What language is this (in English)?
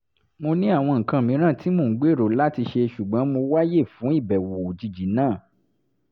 Yoruba